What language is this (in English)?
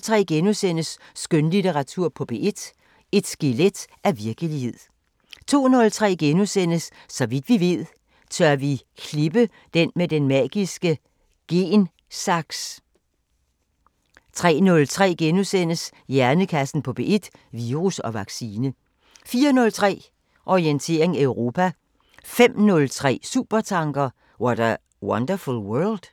Danish